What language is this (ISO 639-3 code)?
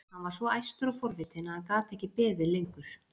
isl